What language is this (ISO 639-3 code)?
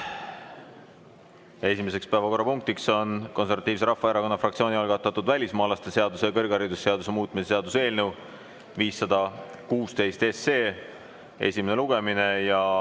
est